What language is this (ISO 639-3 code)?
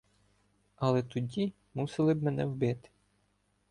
ukr